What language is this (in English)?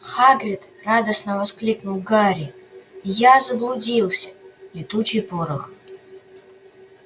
Russian